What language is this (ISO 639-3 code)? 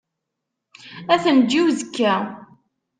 kab